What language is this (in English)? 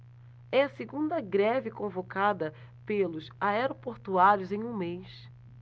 Portuguese